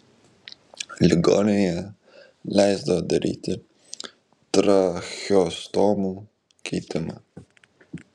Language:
Lithuanian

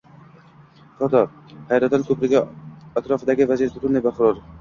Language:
Uzbek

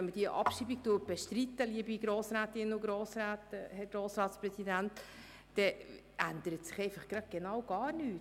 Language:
Swiss German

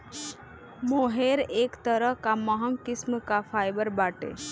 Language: Bhojpuri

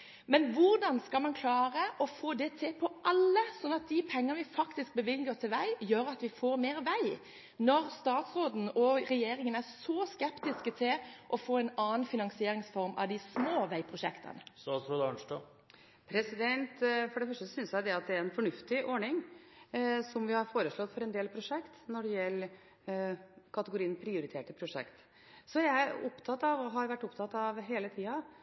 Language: Norwegian Bokmål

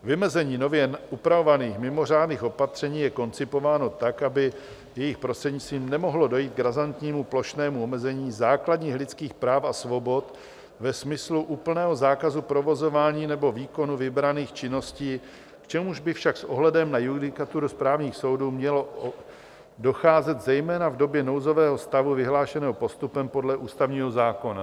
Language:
Czech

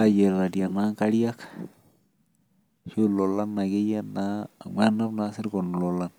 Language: Masai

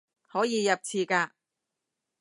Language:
Cantonese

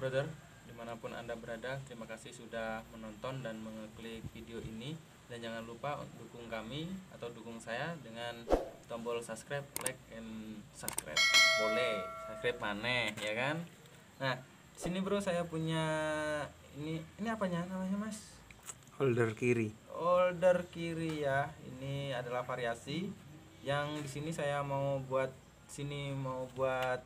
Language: Indonesian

